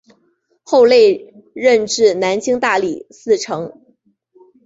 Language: Chinese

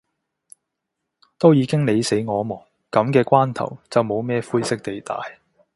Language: Cantonese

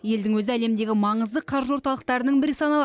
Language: Kazakh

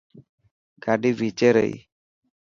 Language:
Dhatki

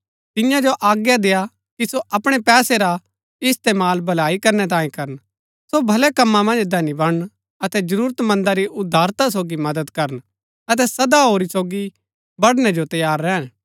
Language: Gaddi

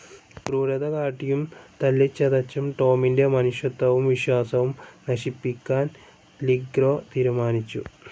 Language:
Malayalam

